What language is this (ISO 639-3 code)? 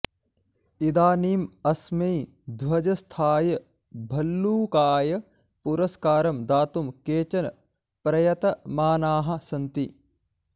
san